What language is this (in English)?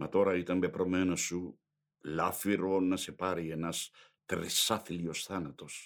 Greek